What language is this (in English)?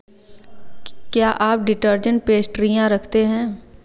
Hindi